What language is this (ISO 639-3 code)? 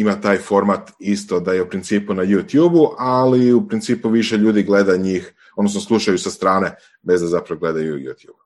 hrv